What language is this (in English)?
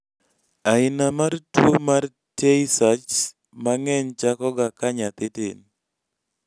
Luo (Kenya and Tanzania)